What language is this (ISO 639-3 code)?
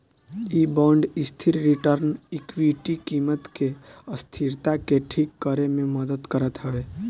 bho